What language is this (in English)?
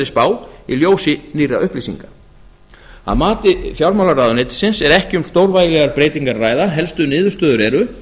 Icelandic